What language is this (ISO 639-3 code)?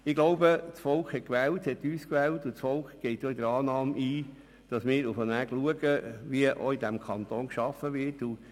gsw